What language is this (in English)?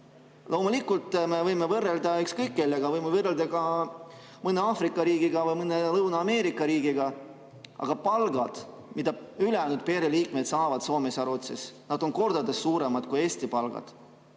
Estonian